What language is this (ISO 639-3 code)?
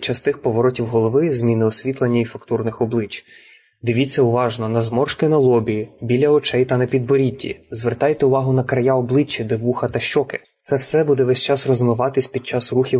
ukr